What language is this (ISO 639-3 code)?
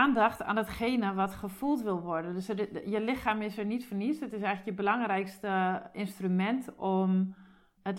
nld